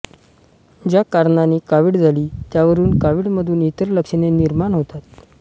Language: Marathi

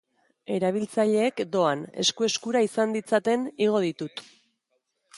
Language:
Basque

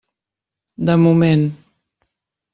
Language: Catalan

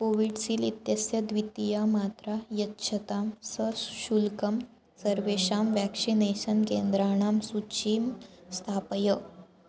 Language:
Sanskrit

